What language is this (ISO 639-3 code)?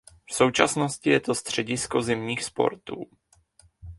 ces